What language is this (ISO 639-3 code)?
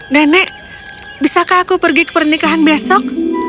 ind